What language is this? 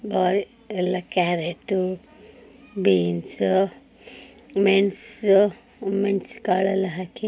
Kannada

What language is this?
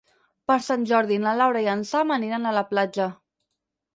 Catalan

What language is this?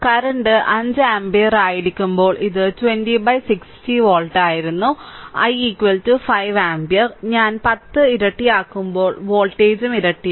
Malayalam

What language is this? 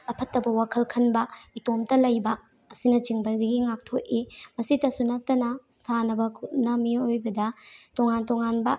Manipuri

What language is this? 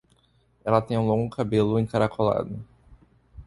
Portuguese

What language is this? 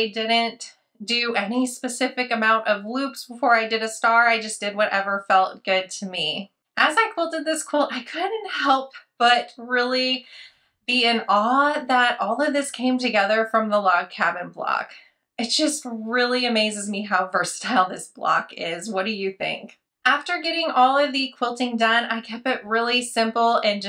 English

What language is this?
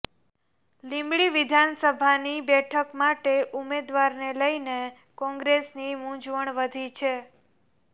Gujarati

